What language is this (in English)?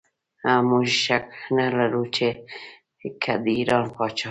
Pashto